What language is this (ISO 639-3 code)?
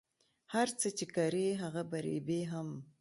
pus